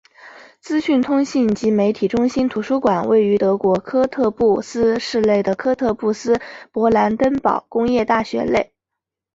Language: Chinese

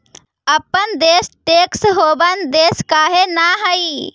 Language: Magahi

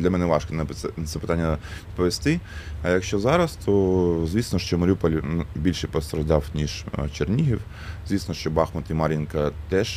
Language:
Ukrainian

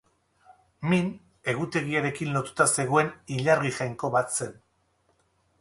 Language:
Basque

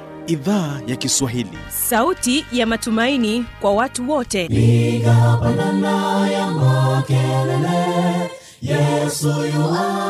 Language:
Swahili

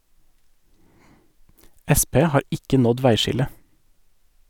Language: Norwegian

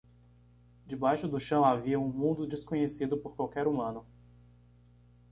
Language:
Portuguese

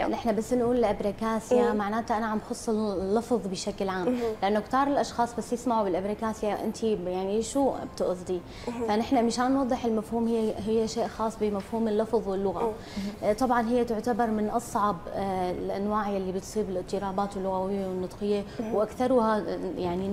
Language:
Arabic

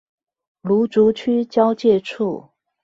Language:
Chinese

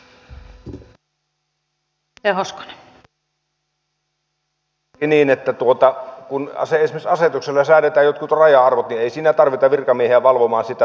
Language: Finnish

